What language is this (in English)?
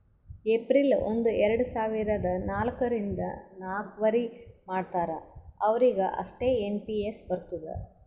Kannada